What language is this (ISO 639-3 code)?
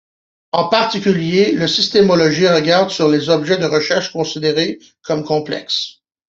fra